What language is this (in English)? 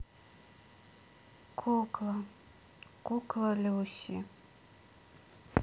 Russian